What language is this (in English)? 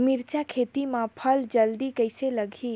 Chhattisgarhi